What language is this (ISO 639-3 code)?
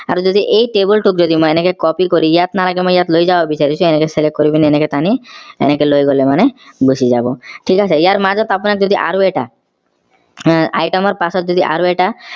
asm